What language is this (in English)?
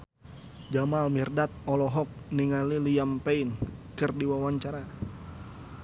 Sundanese